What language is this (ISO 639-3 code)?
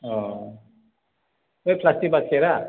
brx